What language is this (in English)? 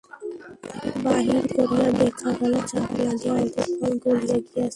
Bangla